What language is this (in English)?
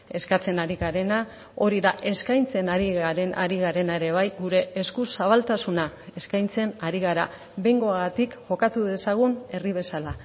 Basque